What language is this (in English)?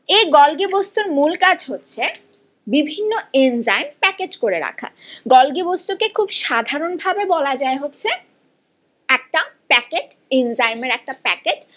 Bangla